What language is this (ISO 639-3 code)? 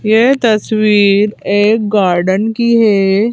hin